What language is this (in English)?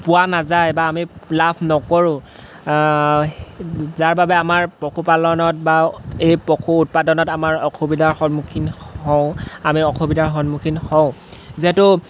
Assamese